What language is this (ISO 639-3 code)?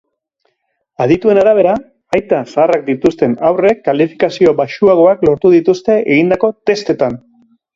eus